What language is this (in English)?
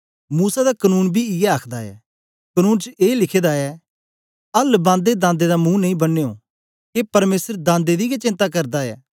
Dogri